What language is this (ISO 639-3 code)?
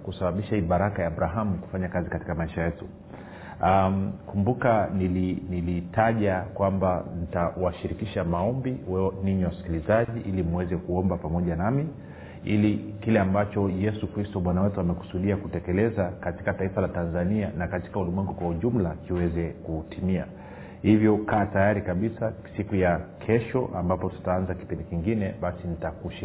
swa